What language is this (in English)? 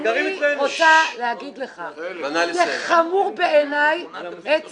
Hebrew